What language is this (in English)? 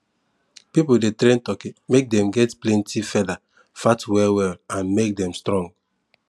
Nigerian Pidgin